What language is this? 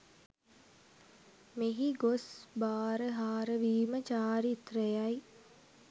Sinhala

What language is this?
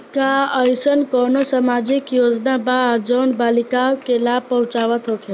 Bhojpuri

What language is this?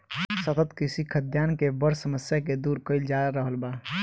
Bhojpuri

